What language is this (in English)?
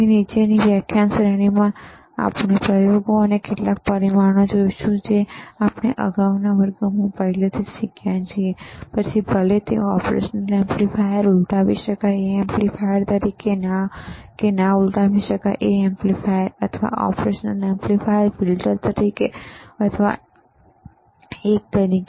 Gujarati